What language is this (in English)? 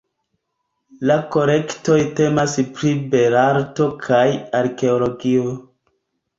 Esperanto